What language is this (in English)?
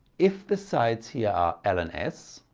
English